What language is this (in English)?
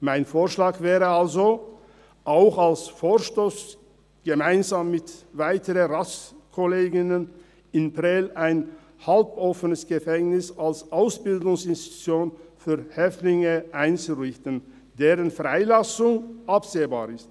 Swiss German